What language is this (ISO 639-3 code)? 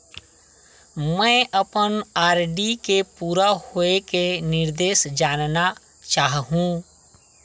hne